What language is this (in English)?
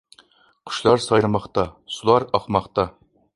Uyghur